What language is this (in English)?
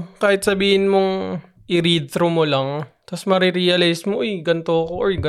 Filipino